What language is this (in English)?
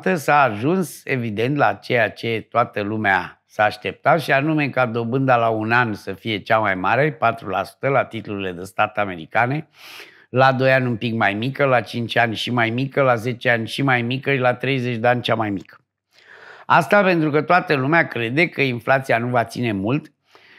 Romanian